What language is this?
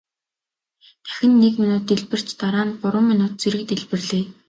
Mongolian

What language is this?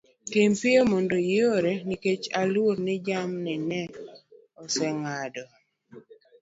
Luo (Kenya and Tanzania)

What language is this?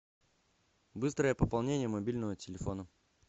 Russian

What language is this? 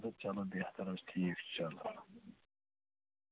Kashmiri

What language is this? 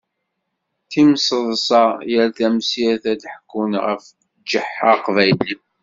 Kabyle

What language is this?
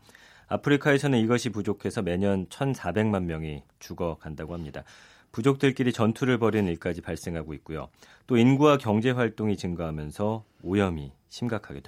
Korean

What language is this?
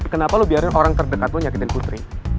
Indonesian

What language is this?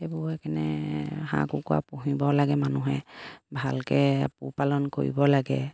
Assamese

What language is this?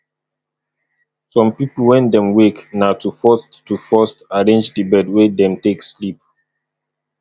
Nigerian Pidgin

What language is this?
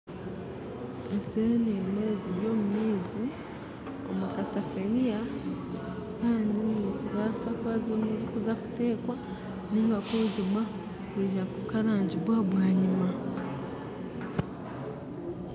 Nyankole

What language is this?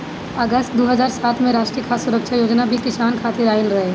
Bhojpuri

